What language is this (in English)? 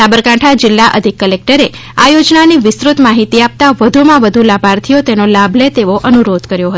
Gujarati